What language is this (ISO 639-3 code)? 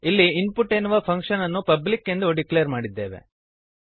kan